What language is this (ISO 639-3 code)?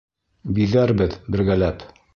bak